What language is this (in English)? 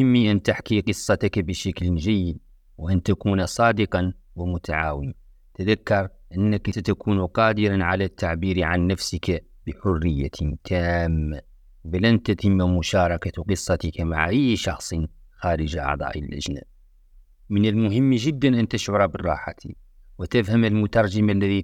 Arabic